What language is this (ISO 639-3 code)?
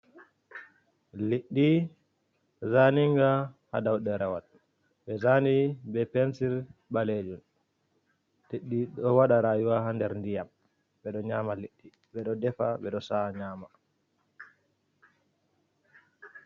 ful